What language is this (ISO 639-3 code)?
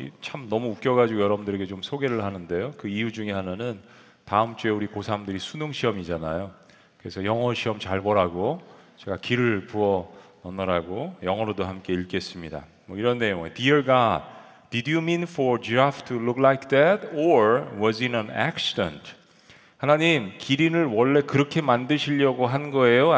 kor